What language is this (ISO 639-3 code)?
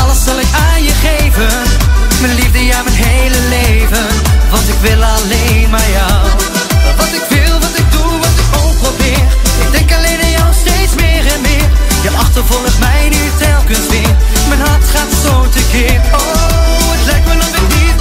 nld